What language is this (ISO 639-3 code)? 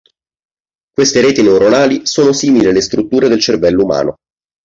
ita